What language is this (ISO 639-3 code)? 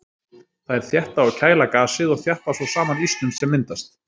isl